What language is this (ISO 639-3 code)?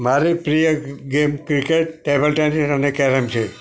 guj